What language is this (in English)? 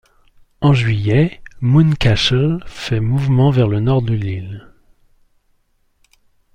French